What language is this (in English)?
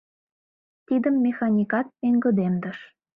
Mari